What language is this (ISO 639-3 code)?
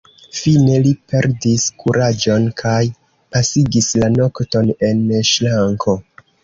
epo